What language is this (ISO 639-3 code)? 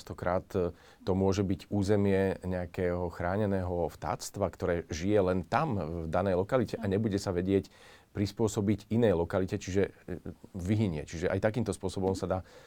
slk